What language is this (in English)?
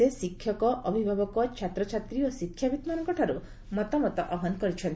Odia